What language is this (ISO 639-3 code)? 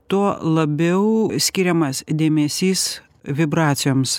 lit